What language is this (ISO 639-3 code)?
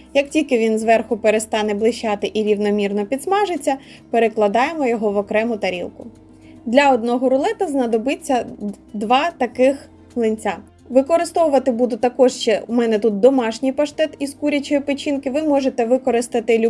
ukr